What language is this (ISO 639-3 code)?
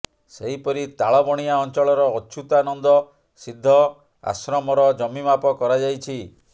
ori